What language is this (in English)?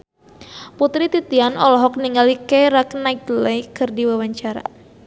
Sundanese